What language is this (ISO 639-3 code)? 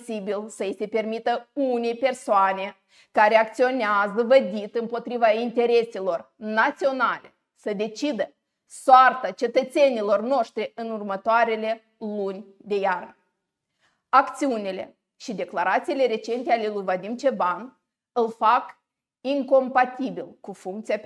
ron